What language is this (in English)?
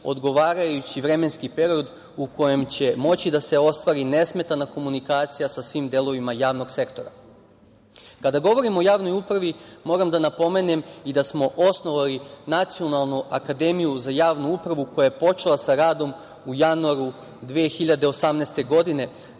Serbian